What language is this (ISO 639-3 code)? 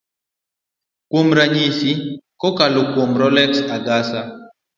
luo